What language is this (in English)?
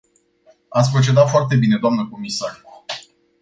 Romanian